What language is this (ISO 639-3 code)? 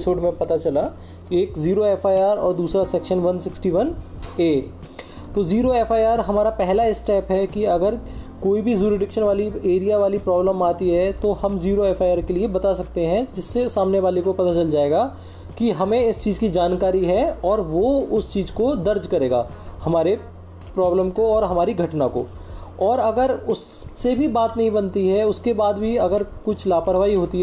hin